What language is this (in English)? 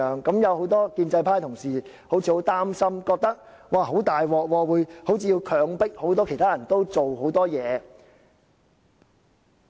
Cantonese